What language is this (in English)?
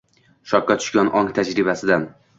Uzbek